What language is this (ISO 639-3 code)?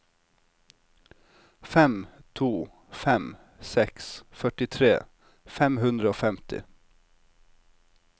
nor